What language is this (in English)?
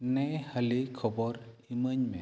Santali